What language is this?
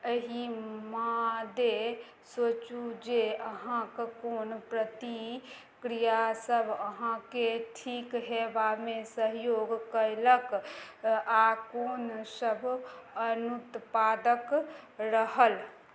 Maithili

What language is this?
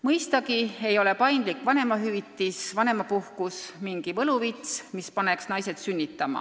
Estonian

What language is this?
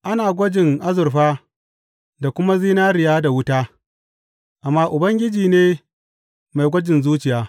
Hausa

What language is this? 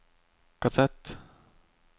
Norwegian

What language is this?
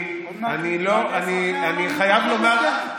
Hebrew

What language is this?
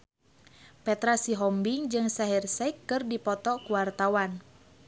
Sundanese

